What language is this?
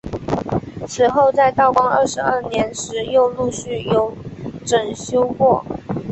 Chinese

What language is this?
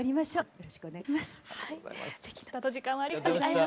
Japanese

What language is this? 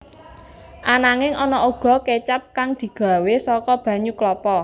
Javanese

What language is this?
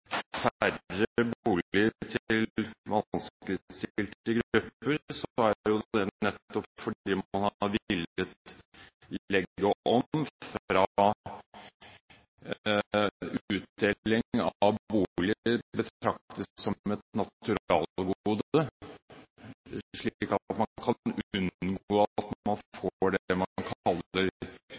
Norwegian Bokmål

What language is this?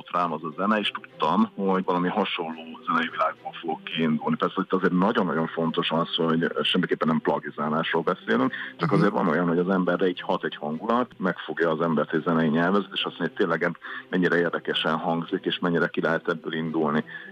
Hungarian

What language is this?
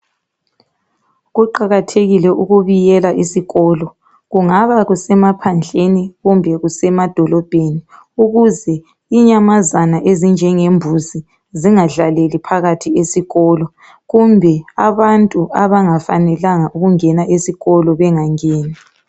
North Ndebele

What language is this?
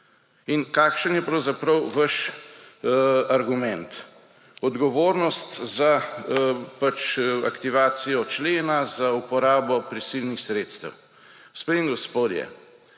Slovenian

